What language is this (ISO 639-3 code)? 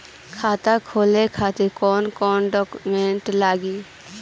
bho